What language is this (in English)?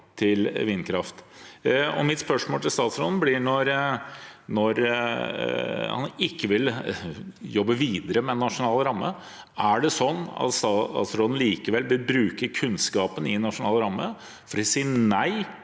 Norwegian